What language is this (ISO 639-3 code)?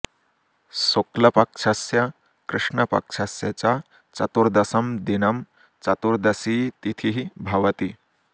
san